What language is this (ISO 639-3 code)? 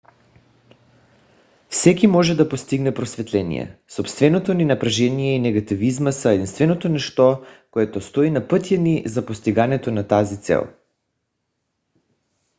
bul